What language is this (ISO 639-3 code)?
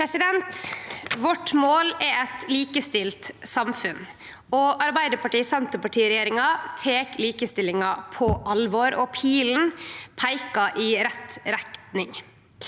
nor